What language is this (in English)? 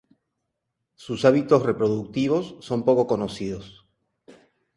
Spanish